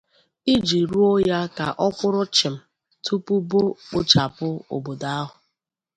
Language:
Igbo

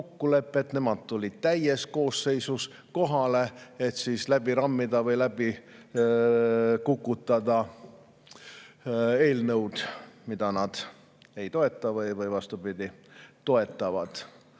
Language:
Estonian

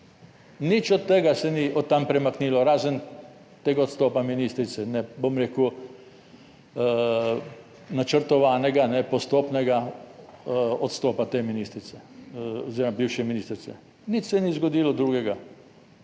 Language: Slovenian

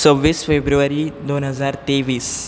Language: Konkani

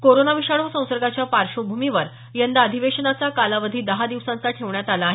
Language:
Marathi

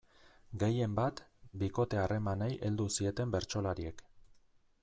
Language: Basque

